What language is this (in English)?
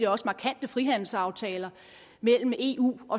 Danish